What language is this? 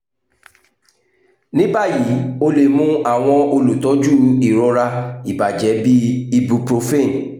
Yoruba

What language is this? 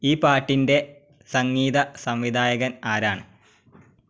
Malayalam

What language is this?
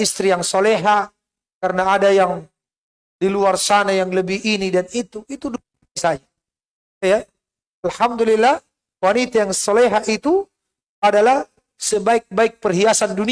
Indonesian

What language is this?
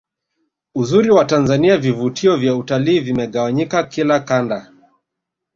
Swahili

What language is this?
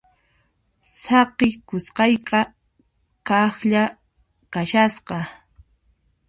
Puno Quechua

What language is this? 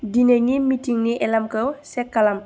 Bodo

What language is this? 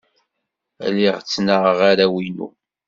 Kabyle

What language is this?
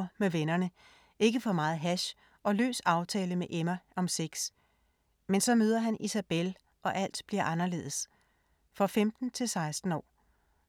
Danish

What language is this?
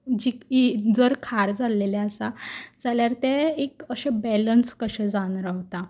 Konkani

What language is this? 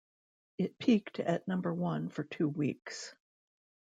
English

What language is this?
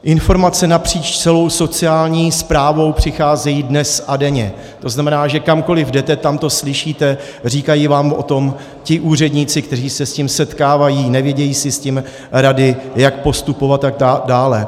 Czech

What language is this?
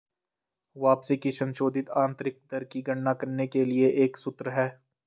Hindi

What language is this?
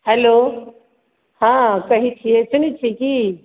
Maithili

